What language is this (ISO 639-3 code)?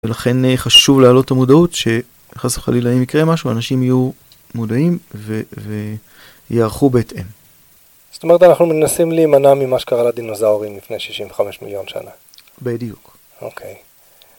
heb